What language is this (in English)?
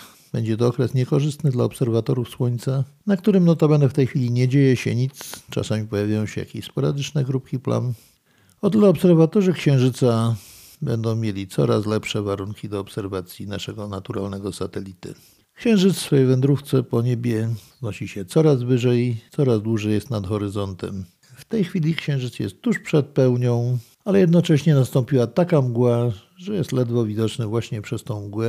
Polish